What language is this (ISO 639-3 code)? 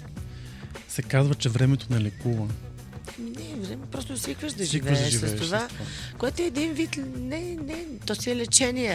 bul